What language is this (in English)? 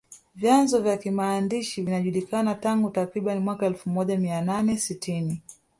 Swahili